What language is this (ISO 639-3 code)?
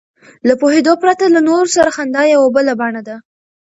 pus